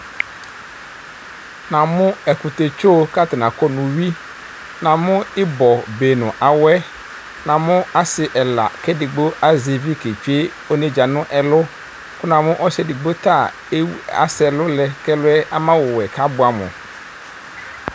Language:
Ikposo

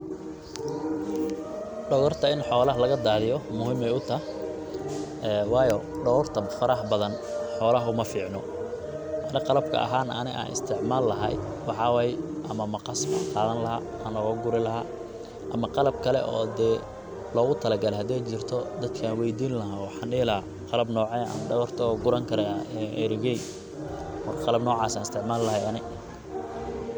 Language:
Somali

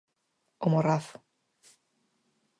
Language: Galician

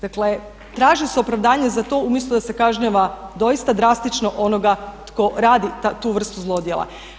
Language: Croatian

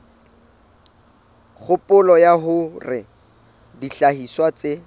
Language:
Southern Sotho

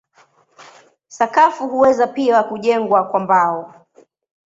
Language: Swahili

